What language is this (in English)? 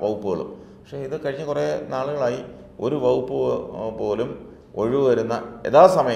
Arabic